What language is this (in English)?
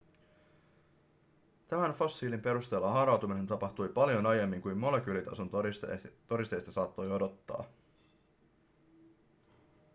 Finnish